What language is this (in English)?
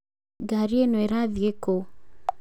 Kikuyu